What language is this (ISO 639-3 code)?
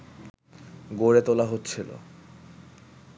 ben